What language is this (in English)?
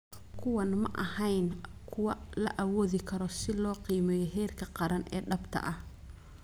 Somali